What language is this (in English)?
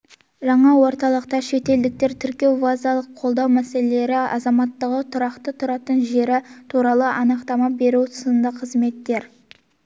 Kazakh